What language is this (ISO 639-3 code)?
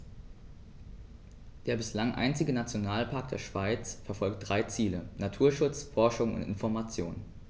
deu